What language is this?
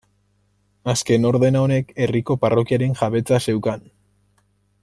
Basque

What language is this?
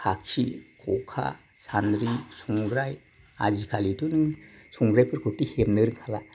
Bodo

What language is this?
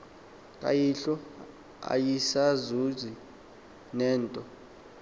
Xhosa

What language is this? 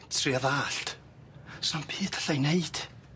Welsh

